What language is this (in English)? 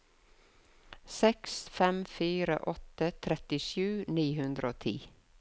Norwegian